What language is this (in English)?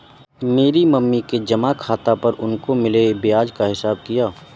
Hindi